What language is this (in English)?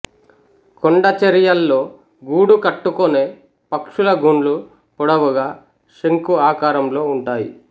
Telugu